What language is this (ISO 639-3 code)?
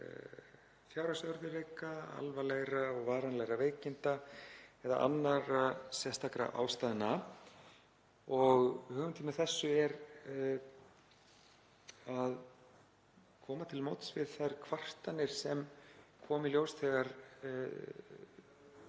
isl